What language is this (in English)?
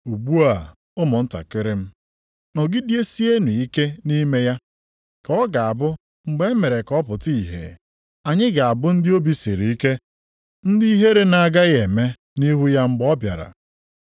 Igbo